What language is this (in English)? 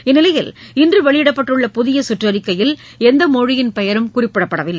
Tamil